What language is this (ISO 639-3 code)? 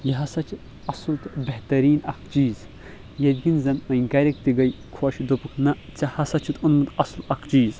kas